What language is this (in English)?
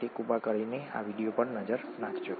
Gujarati